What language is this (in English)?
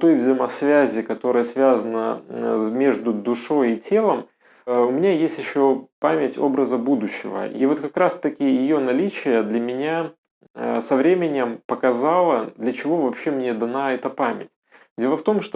Russian